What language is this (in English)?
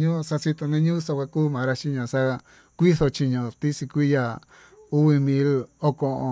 Tututepec Mixtec